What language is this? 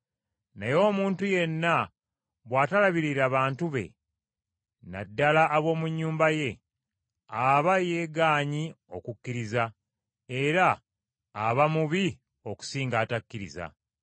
Ganda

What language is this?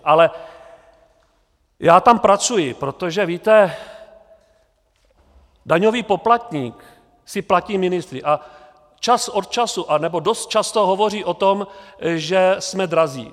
Czech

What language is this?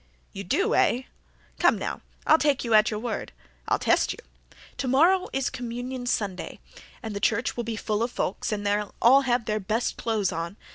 English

